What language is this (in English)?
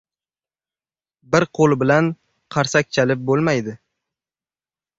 Uzbek